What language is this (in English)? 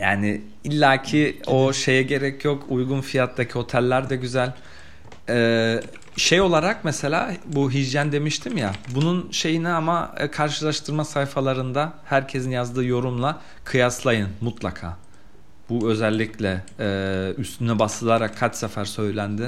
Turkish